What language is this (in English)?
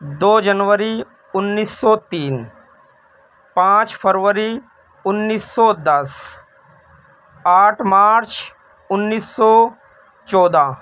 Urdu